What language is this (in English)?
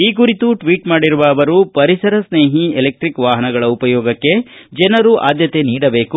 Kannada